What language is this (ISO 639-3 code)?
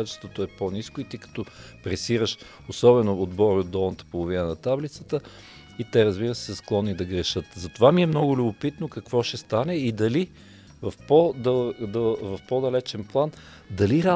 bul